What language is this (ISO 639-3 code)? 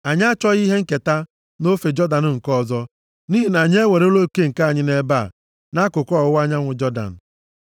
ibo